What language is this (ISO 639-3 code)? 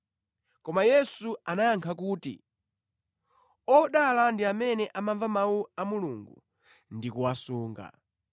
nya